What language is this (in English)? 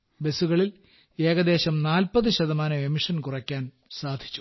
Malayalam